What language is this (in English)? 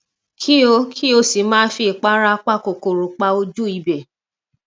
Yoruba